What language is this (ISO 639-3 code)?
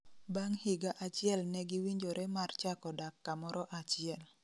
luo